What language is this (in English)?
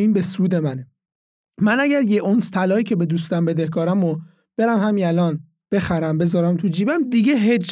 Persian